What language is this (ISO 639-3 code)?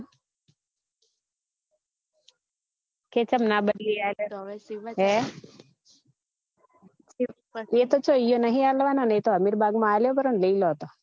guj